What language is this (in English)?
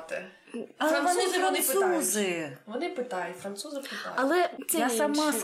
Ukrainian